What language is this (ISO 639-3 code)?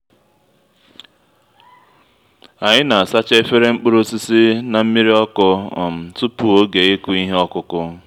ibo